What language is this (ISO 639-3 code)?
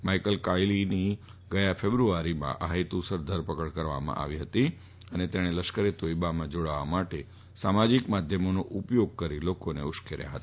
guj